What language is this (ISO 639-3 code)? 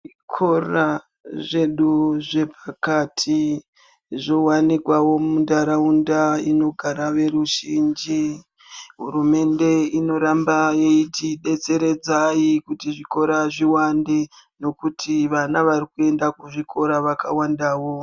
ndc